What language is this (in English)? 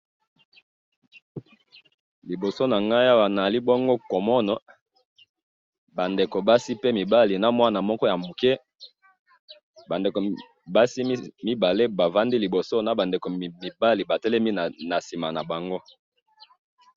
Lingala